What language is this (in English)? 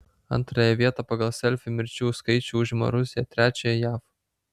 Lithuanian